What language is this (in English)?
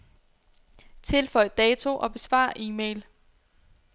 Danish